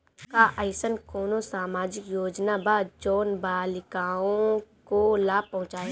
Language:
Bhojpuri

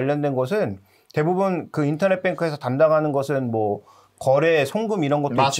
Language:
Korean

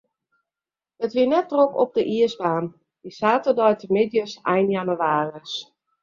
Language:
Western Frisian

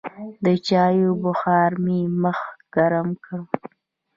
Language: Pashto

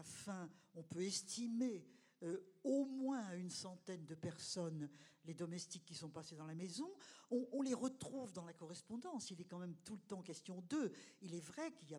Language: French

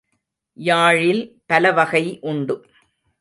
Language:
Tamil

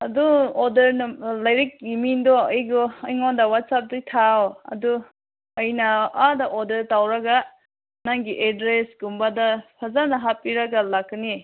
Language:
Manipuri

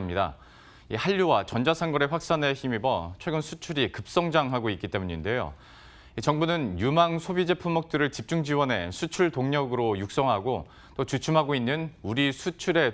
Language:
Korean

